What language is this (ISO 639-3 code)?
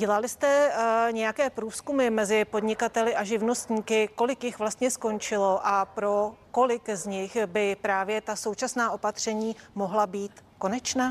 ces